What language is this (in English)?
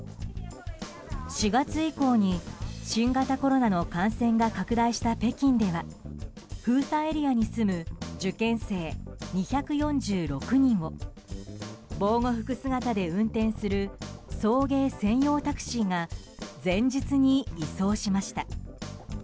Japanese